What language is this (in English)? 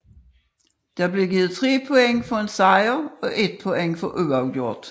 Danish